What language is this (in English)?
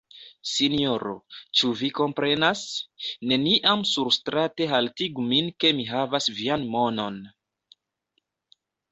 Esperanto